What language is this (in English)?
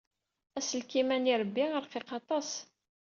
Kabyle